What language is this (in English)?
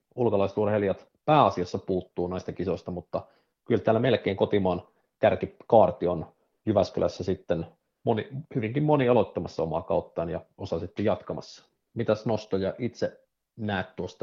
Finnish